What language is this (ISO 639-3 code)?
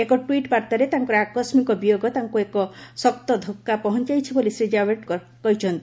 ori